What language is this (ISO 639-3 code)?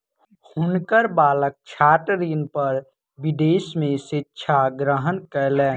mai